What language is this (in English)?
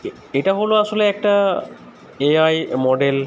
Bangla